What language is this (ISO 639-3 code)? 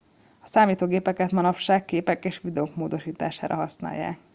hun